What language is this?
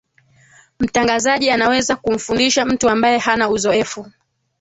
Swahili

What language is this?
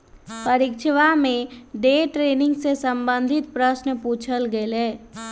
Magahi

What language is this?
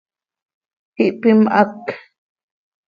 Seri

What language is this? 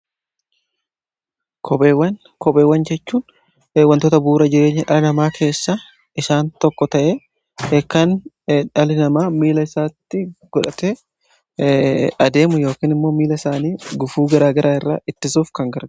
Oromo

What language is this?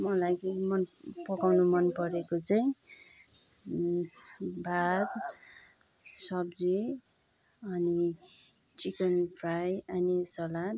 Nepali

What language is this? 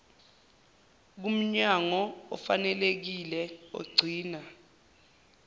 Zulu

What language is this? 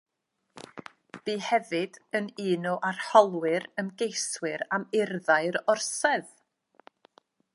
Welsh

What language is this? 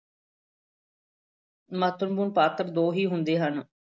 Punjabi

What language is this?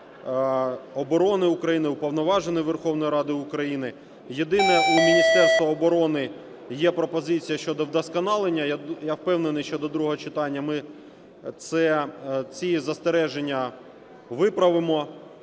Ukrainian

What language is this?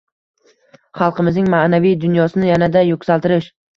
Uzbek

